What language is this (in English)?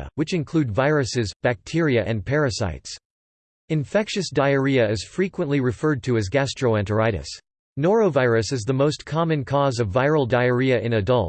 English